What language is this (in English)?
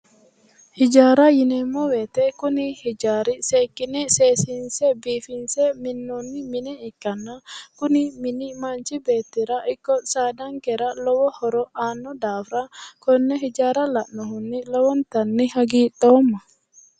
Sidamo